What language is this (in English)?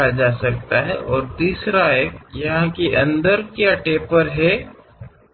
Kannada